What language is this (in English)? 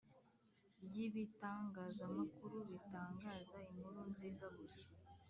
Kinyarwanda